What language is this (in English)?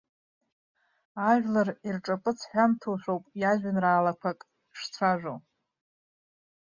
Abkhazian